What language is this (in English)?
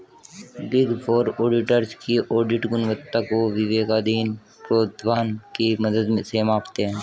Hindi